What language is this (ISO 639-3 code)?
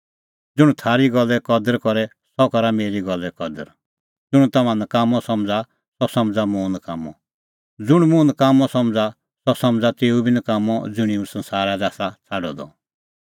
kfx